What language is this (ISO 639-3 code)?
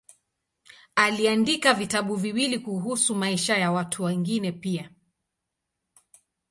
swa